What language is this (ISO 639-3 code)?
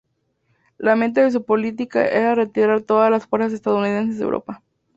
spa